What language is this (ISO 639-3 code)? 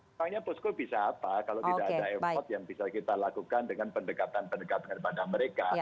ind